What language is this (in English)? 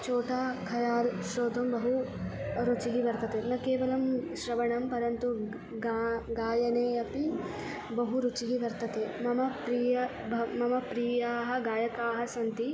Sanskrit